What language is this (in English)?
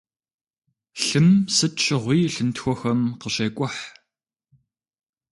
Kabardian